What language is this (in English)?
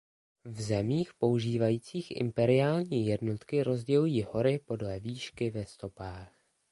Czech